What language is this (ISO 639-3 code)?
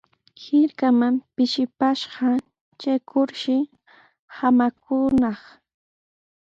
qws